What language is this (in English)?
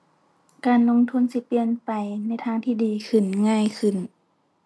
Thai